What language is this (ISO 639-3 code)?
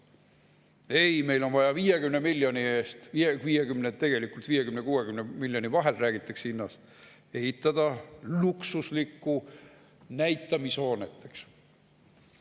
est